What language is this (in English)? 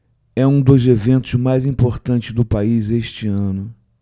Portuguese